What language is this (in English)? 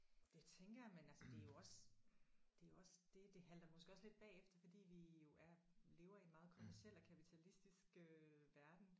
Danish